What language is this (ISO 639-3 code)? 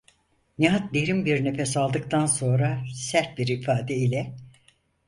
tur